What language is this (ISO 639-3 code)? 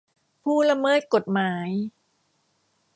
tha